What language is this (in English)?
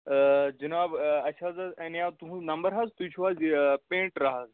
Kashmiri